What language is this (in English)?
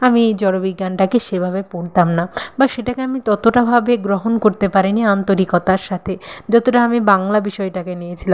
Bangla